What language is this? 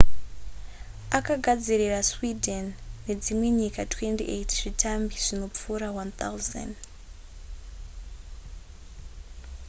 Shona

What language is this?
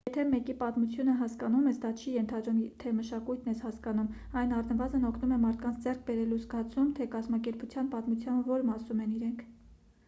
Armenian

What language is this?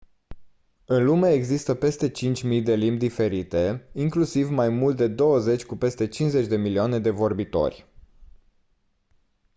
Romanian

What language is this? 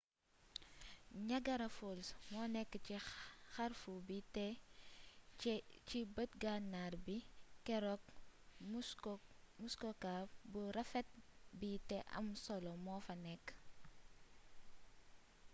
Wolof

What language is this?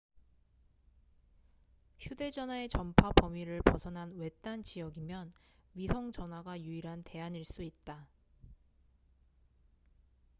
Korean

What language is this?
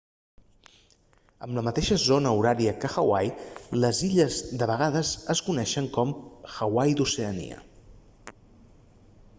Catalan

